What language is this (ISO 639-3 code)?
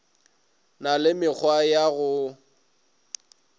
nso